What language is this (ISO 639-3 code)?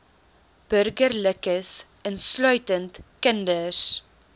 afr